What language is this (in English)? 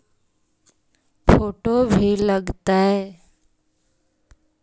Magahi